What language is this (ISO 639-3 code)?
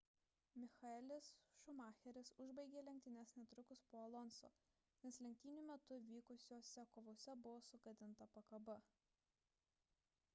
lit